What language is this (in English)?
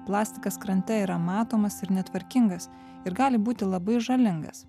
Lithuanian